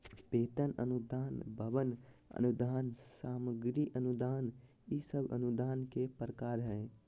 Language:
Magahi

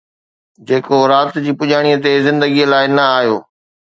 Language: Sindhi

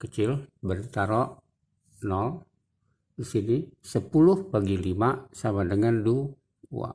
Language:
Indonesian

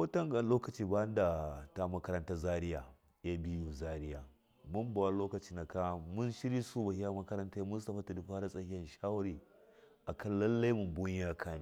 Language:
Miya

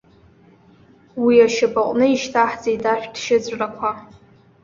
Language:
Abkhazian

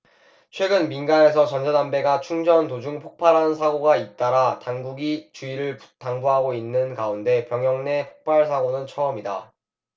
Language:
Korean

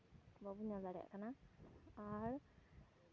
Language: Santali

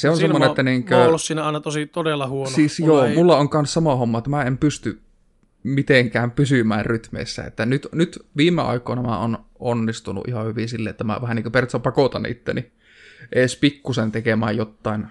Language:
Finnish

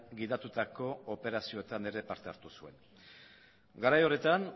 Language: Basque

